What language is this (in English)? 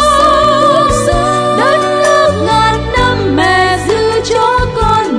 Vietnamese